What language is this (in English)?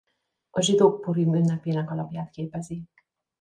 Hungarian